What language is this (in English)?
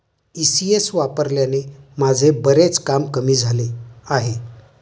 Marathi